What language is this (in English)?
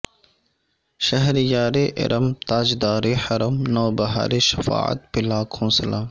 Urdu